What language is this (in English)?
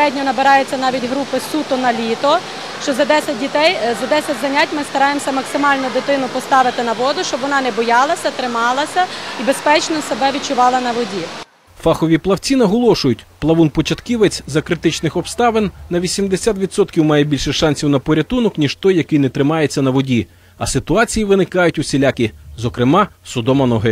Ukrainian